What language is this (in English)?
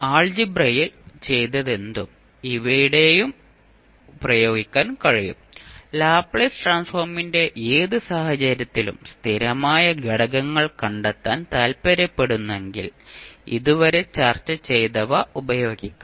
Malayalam